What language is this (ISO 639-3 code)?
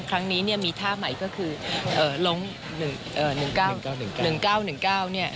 tha